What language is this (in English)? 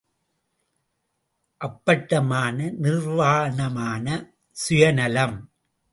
Tamil